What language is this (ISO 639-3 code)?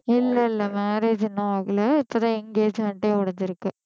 tam